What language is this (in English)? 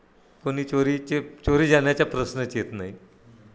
Marathi